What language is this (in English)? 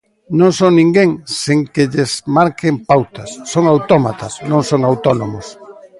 Galician